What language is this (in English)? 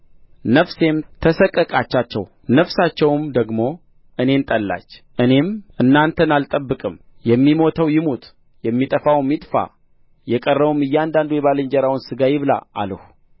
Amharic